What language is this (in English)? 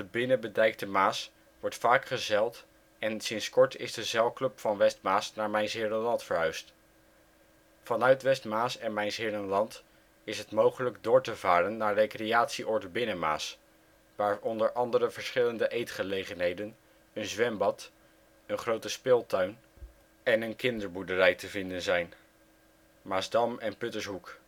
Dutch